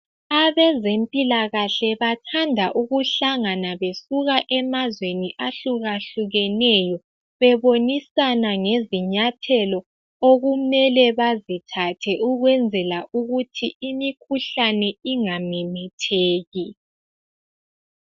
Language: North Ndebele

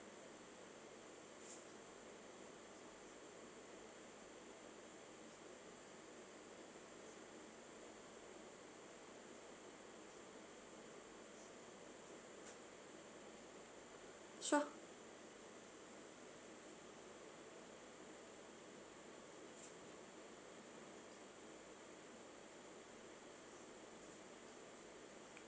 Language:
English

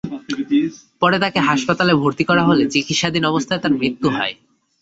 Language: Bangla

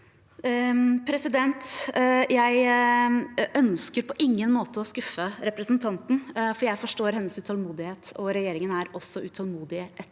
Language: Norwegian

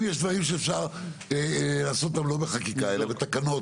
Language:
Hebrew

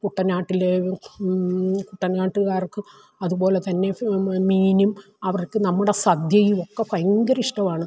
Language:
Malayalam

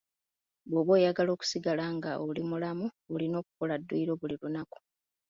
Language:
Ganda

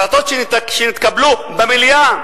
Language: Hebrew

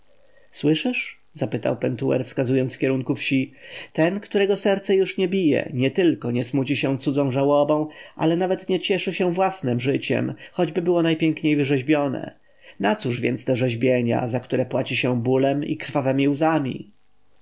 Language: Polish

